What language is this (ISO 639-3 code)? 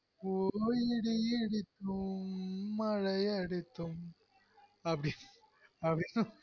tam